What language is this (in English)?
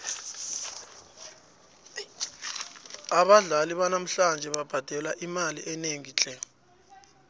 South Ndebele